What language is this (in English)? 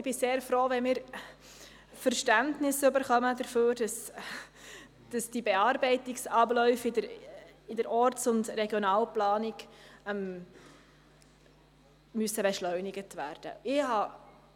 Swiss German